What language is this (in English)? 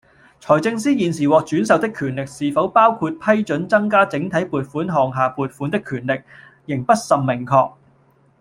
Cantonese